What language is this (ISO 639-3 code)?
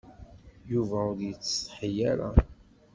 kab